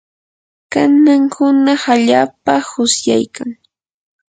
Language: Yanahuanca Pasco Quechua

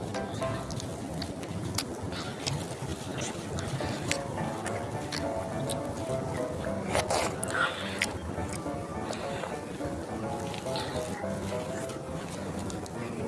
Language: Korean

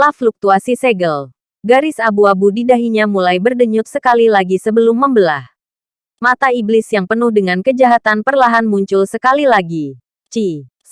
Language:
Indonesian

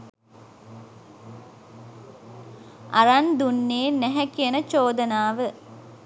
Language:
Sinhala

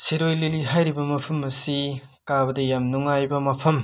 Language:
Manipuri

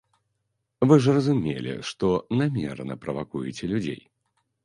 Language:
Belarusian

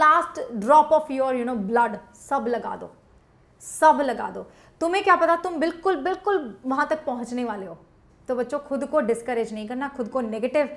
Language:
Hindi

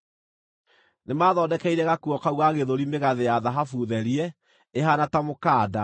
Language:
Kikuyu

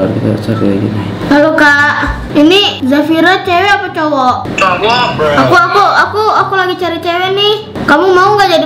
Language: Indonesian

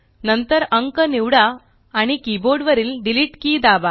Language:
Marathi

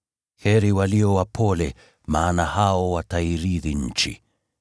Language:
Swahili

